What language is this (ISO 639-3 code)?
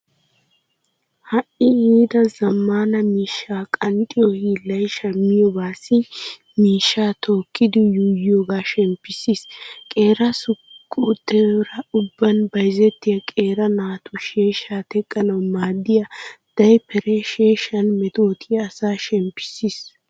wal